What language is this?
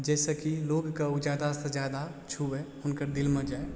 Maithili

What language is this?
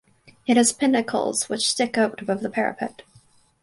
English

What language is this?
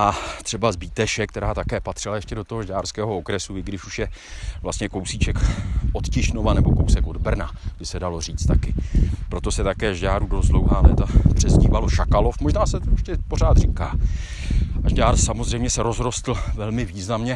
Czech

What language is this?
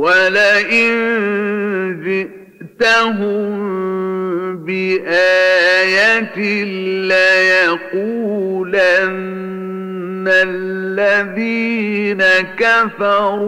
Arabic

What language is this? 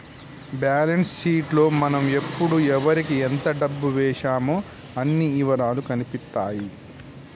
Telugu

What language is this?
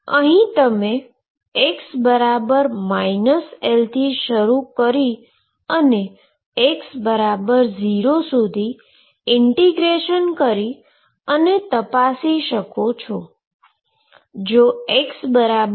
Gujarati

